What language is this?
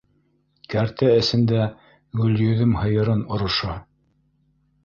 Bashkir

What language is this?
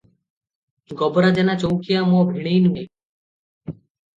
Odia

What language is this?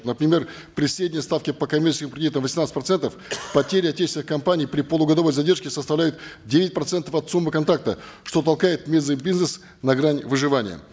Kazakh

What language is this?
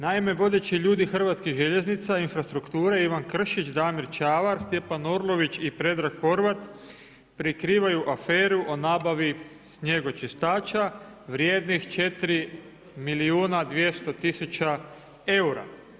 Croatian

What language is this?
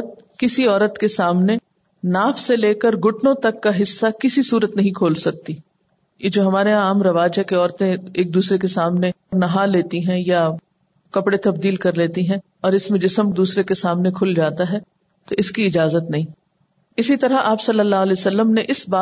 Urdu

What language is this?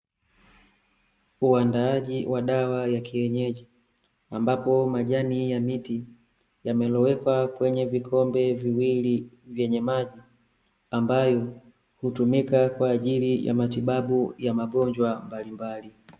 Swahili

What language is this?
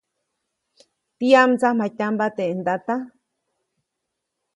Copainalá Zoque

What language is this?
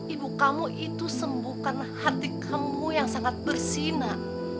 Indonesian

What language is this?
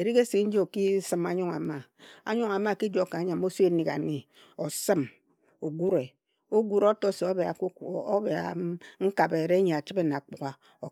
Ejagham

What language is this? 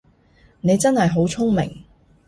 Cantonese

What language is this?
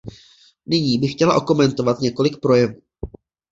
Czech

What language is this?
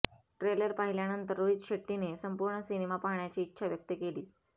Marathi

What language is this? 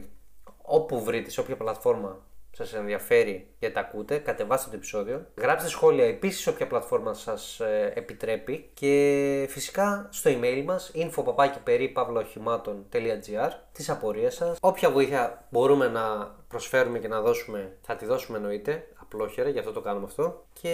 Greek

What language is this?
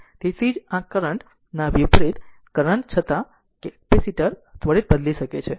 Gujarati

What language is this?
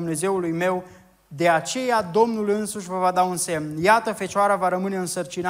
Romanian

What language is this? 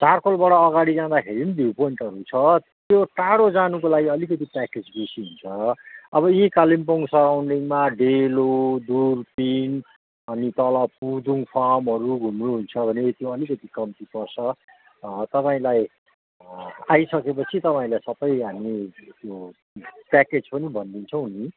Nepali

